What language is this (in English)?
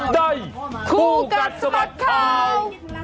Thai